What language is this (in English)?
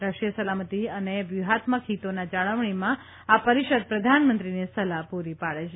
Gujarati